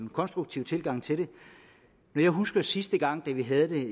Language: Danish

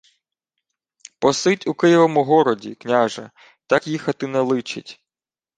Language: Ukrainian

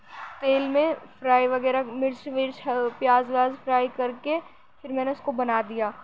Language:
Urdu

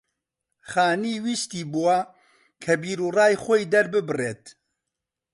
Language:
Central Kurdish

